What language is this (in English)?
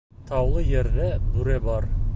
Bashkir